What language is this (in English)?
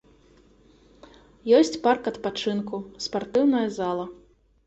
Belarusian